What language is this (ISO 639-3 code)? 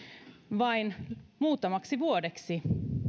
fin